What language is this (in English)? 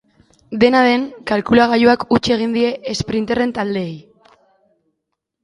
Basque